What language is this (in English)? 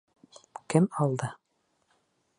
Bashkir